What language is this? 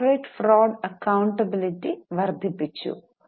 Malayalam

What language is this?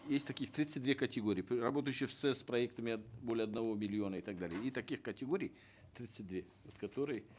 Kazakh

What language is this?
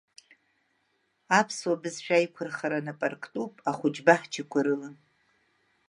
Abkhazian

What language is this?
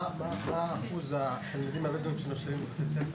Hebrew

